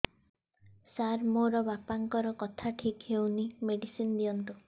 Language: Odia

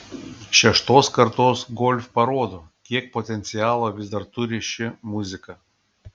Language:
Lithuanian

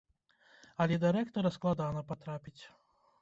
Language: Belarusian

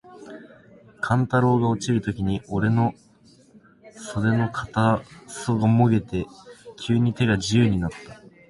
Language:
Japanese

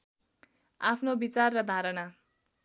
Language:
Nepali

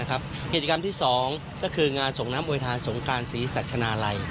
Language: Thai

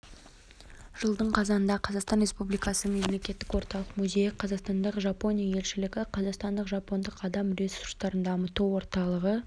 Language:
Kazakh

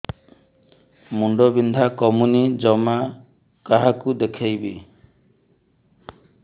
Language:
Odia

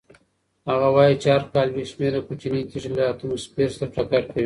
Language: Pashto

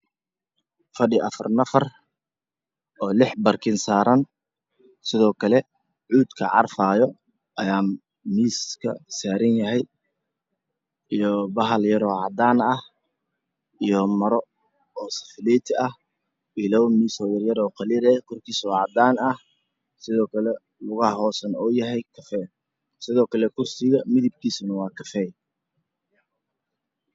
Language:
Somali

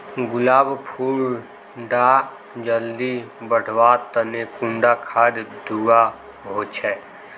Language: Magahi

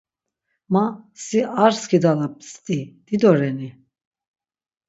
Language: Laz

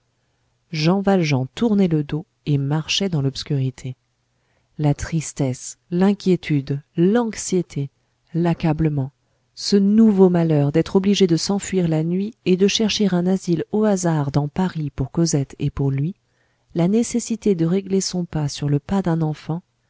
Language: French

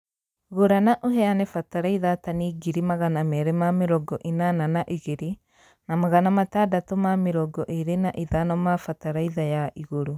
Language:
Kikuyu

